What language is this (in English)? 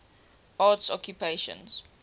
English